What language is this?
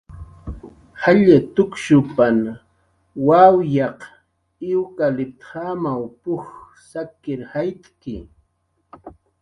Jaqaru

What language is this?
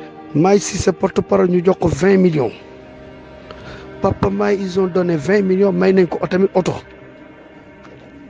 French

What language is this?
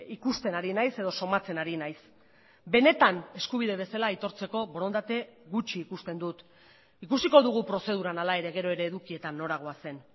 Basque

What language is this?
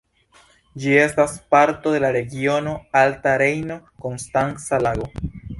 Esperanto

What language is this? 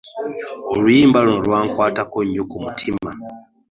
Ganda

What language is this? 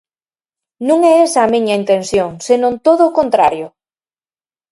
Galician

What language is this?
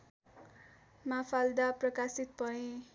Nepali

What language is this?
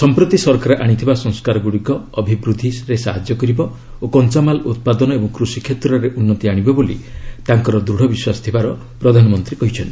Odia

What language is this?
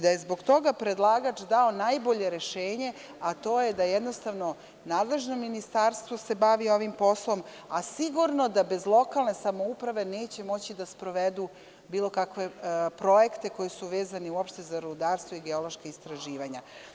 Serbian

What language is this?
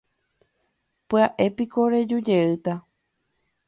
Guarani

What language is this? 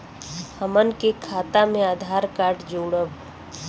Bhojpuri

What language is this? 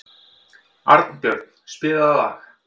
Icelandic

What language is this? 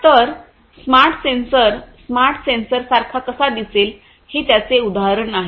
Marathi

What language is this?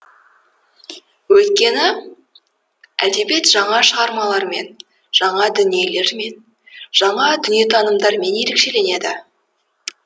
Kazakh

